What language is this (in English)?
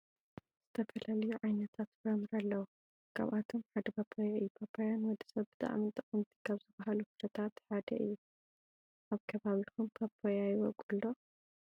Tigrinya